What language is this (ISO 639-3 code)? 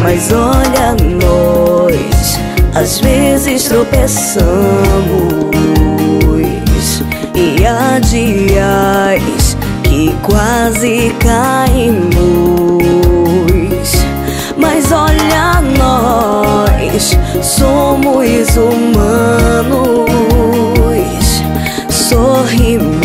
por